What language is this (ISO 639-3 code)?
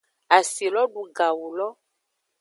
ajg